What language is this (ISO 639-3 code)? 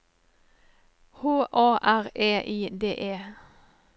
nor